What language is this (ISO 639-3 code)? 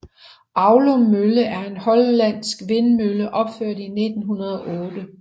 dan